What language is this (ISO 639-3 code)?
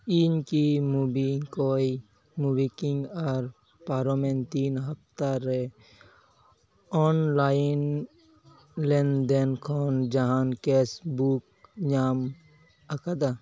sat